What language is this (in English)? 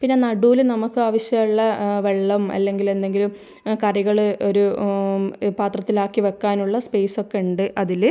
Malayalam